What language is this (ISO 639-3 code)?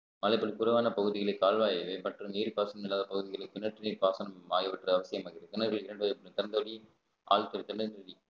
tam